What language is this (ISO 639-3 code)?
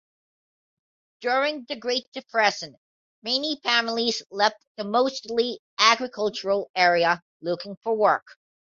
eng